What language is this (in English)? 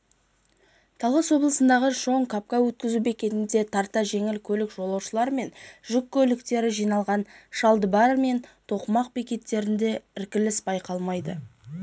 Kazakh